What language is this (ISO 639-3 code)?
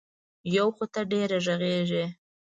pus